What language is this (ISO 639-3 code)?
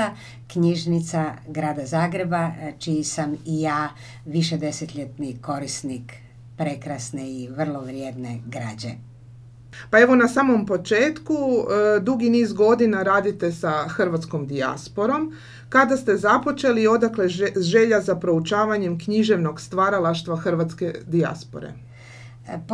hrv